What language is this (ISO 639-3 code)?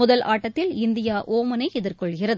tam